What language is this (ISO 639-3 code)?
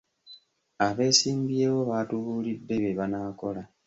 lug